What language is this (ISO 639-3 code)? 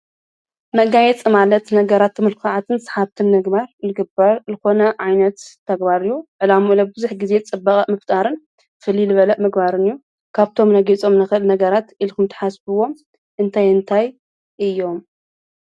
tir